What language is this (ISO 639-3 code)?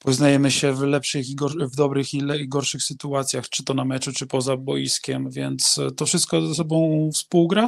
pol